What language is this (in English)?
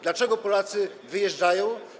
Polish